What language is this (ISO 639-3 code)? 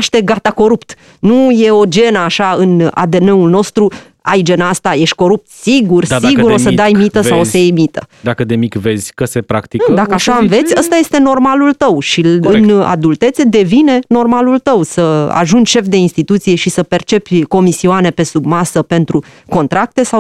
ron